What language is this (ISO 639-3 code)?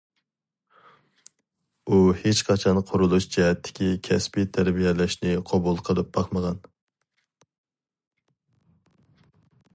uig